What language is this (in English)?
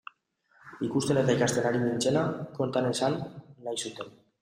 Basque